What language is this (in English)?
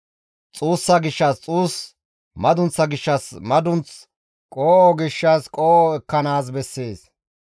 Gamo